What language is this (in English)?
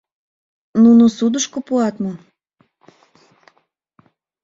Mari